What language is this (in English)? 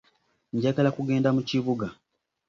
Ganda